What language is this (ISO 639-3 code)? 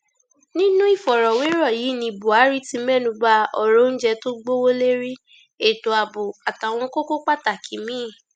yor